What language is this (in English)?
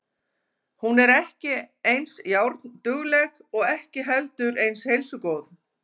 Icelandic